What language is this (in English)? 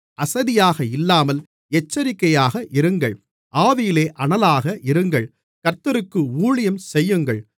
Tamil